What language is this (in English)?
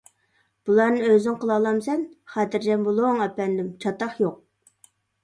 Uyghur